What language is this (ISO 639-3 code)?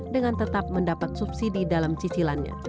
ind